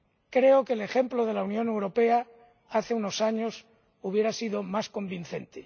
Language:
Spanish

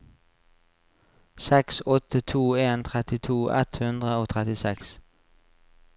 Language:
Norwegian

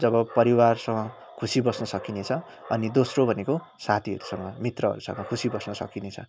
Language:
Nepali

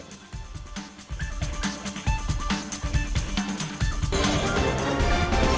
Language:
Indonesian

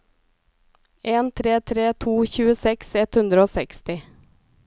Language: Norwegian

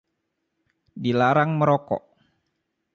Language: Indonesian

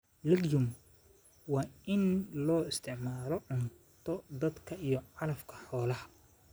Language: Somali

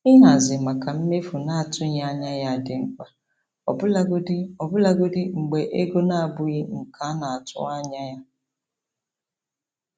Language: Igbo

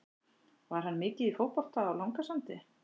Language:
Icelandic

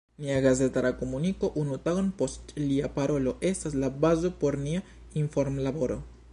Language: Esperanto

